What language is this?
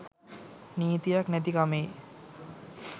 Sinhala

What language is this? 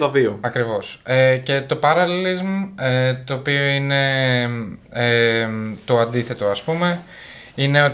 Greek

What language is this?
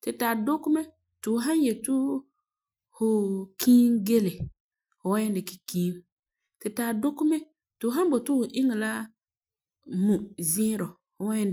Frafra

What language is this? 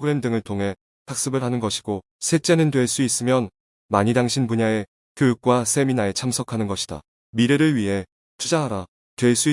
Korean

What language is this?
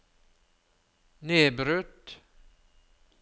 Norwegian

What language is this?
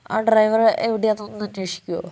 Malayalam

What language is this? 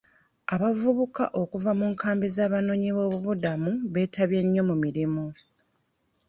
Ganda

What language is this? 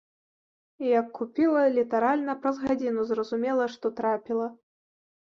Belarusian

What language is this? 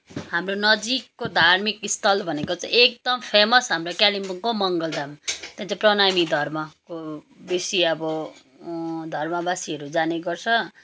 Nepali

